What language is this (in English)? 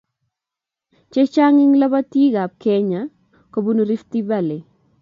Kalenjin